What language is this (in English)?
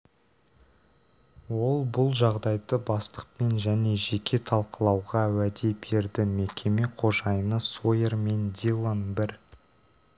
Kazakh